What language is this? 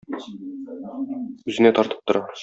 Tatar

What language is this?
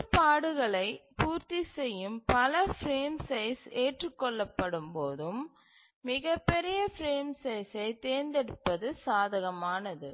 Tamil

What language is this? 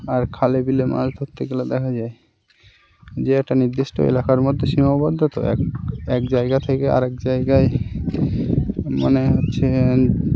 Bangla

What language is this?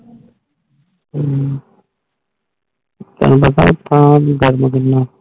Punjabi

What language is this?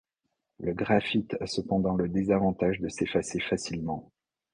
French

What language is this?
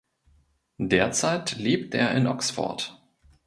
German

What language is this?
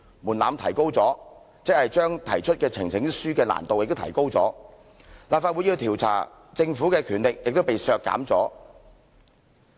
Cantonese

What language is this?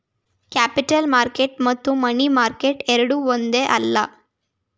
Kannada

